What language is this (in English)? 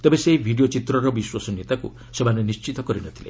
Odia